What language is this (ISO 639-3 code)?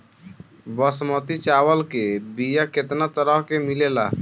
bho